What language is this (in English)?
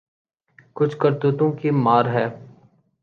Urdu